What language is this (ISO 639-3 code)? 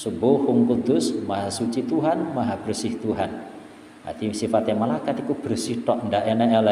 ind